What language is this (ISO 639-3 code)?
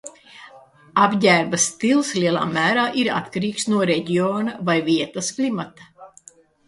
lav